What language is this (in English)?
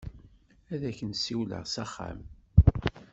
Kabyle